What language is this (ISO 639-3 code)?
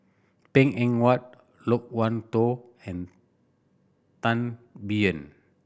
eng